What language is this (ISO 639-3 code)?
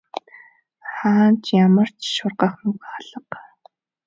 mon